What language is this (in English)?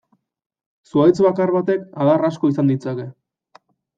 Basque